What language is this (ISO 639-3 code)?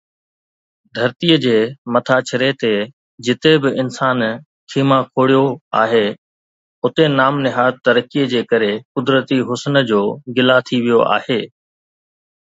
snd